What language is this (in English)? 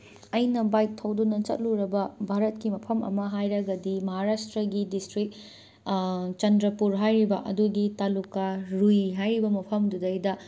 Manipuri